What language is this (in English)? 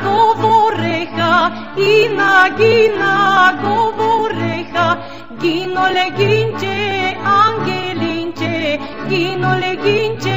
Greek